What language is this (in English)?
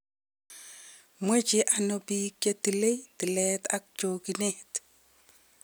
Kalenjin